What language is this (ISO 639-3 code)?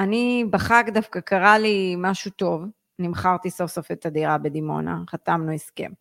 heb